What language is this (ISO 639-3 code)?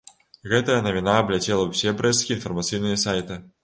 bel